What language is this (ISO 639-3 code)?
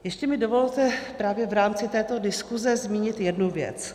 ces